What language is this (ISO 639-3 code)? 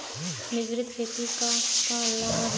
bho